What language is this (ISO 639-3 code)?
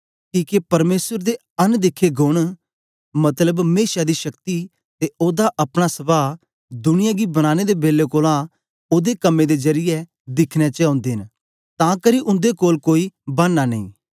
doi